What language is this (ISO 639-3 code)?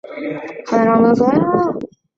zho